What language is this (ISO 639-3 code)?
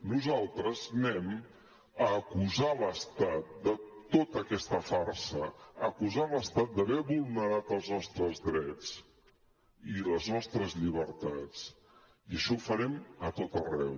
cat